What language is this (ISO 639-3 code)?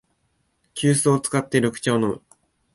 jpn